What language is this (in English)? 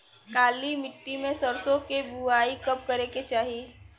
Bhojpuri